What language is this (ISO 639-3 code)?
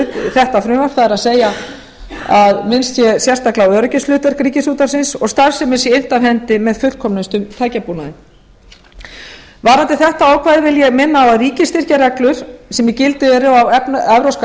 isl